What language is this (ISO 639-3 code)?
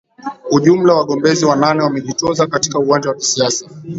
swa